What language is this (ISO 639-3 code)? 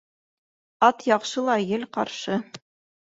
bak